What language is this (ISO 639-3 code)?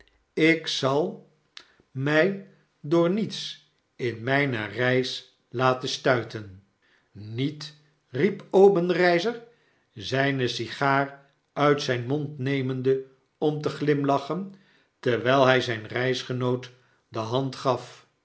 nld